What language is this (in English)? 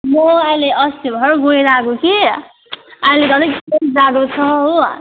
Nepali